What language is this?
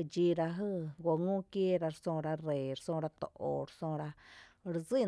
Tepinapa Chinantec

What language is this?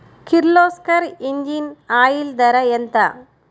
Telugu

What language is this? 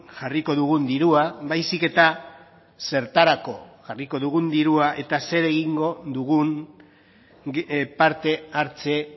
Basque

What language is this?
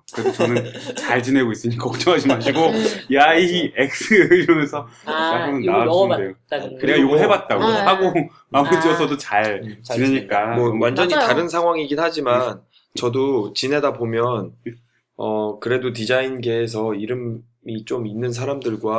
Korean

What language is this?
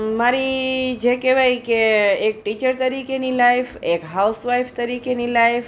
Gujarati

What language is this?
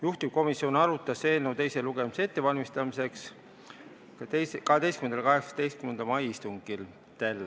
Estonian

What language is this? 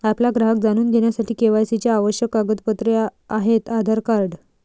Marathi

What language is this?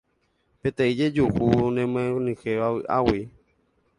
Guarani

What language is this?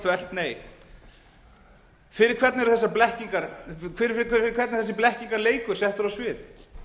Icelandic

